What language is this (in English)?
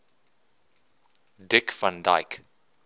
English